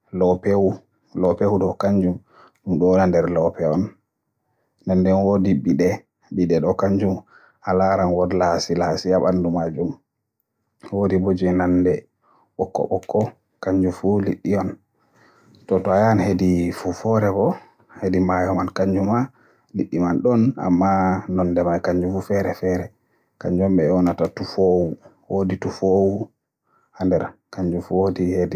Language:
Borgu Fulfulde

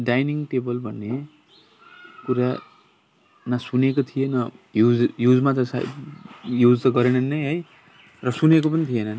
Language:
Nepali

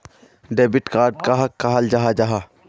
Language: Magahi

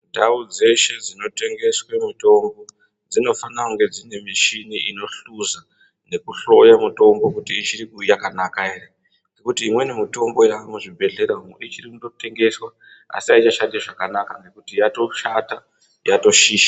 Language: Ndau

